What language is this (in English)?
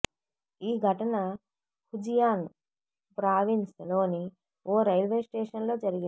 Telugu